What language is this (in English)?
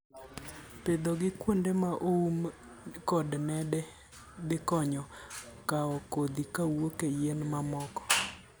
Luo (Kenya and Tanzania)